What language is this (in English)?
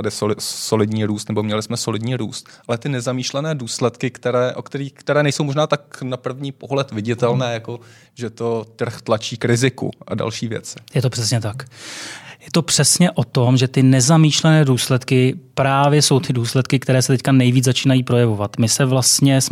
Czech